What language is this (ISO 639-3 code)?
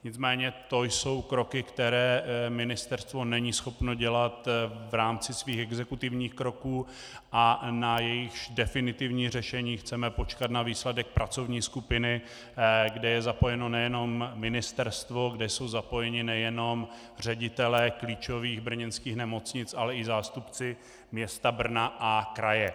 ces